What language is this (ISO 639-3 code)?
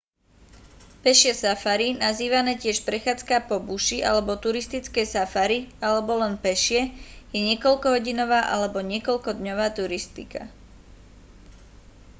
slk